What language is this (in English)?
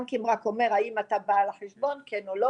Hebrew